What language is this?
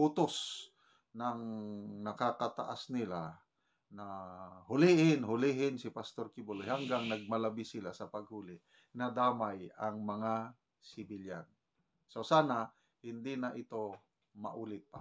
Filipino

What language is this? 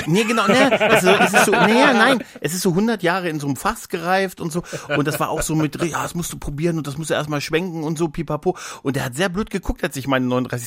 German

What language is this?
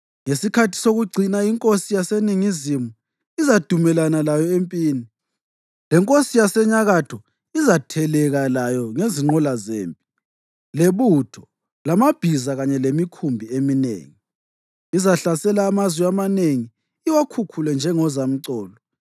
North Ndebele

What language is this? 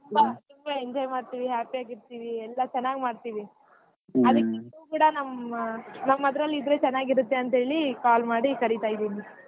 Kannada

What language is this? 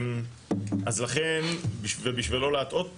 Hebrew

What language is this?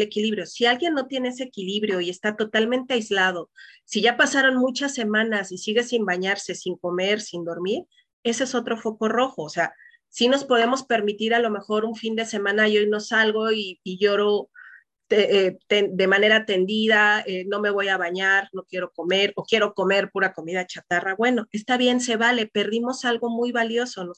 Spanish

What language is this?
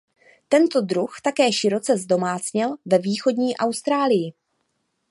Czech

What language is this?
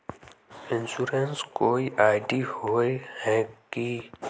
Magahi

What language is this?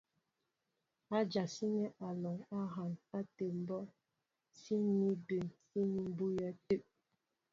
Mbo (Cameroon)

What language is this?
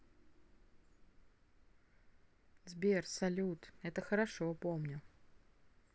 Russian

